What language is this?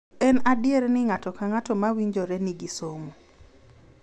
Luo (Kenya and Tanzania)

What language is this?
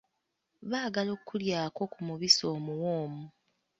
Ganda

